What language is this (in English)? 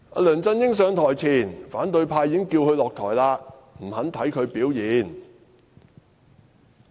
Cantonese